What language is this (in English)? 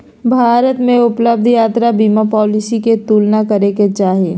Magahi